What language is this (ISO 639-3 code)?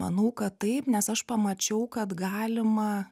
lit